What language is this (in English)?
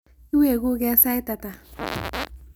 Kalenjin